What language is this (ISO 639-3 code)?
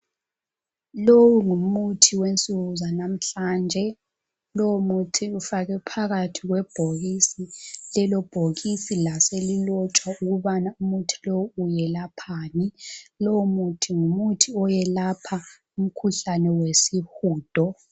nde